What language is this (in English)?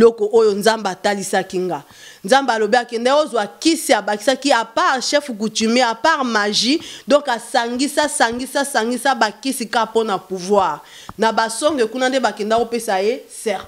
French